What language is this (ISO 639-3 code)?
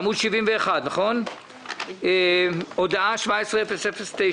heb